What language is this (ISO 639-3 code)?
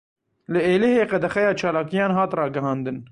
kur